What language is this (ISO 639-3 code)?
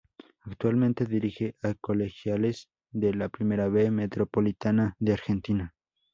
spa